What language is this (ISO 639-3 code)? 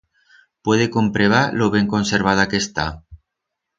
arg